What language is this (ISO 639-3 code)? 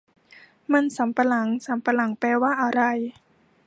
tha